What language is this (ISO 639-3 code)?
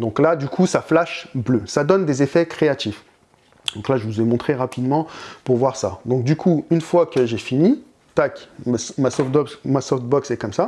fra